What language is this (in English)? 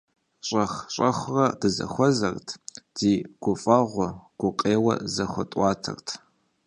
Kabardian